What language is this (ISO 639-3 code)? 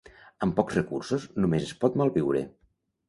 cat